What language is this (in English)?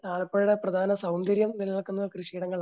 Malayalam